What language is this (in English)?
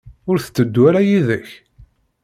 Kabyle